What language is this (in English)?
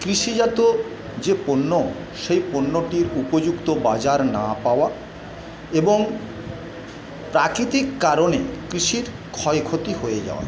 Bangla